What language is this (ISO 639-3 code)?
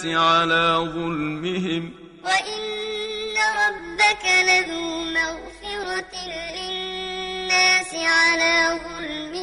ara